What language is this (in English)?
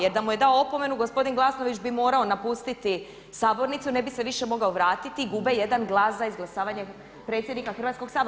Croatian